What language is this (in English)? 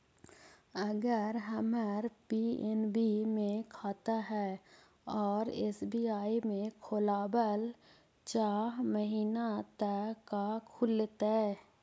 Magahi